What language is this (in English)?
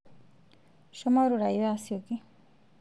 Masai